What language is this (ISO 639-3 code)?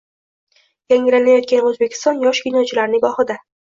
uzb